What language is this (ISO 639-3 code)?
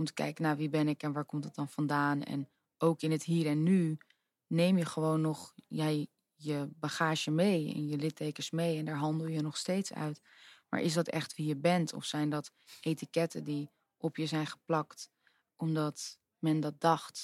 nld